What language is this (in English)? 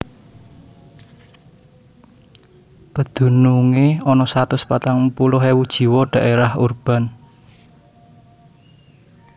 Javanese